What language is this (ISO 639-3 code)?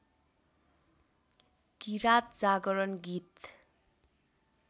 nep